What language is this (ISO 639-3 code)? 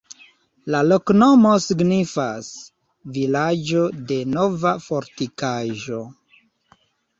epo